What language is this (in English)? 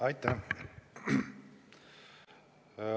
Estonian